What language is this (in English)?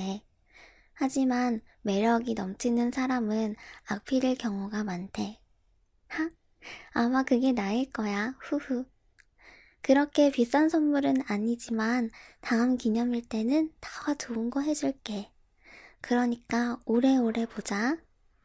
Korean